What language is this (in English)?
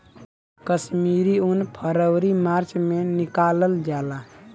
Bhojpuri